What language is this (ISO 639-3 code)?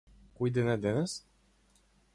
mkd